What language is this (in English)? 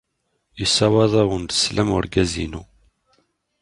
Kabyle